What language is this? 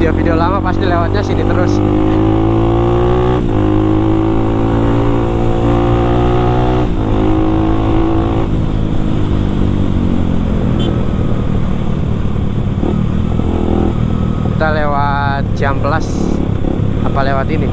Indonesian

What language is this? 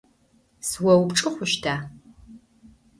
Adyghe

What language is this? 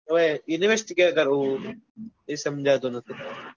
Gujarati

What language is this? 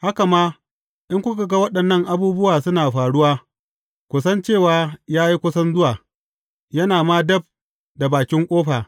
Hausa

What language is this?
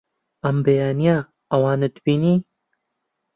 Central Kurdish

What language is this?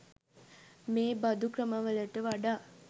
Sinhala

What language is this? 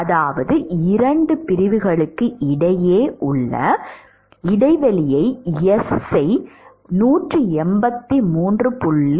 Tamil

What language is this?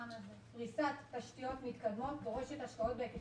Hebrew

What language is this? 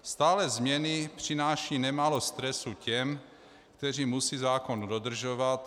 Czech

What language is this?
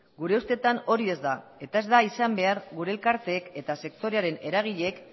Basque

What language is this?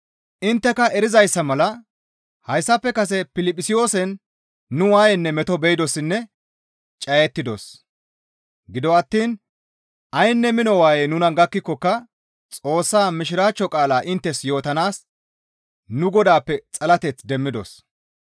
Gamo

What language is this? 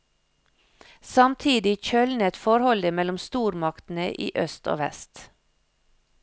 Norwegian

